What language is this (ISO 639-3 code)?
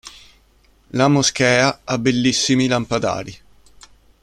ita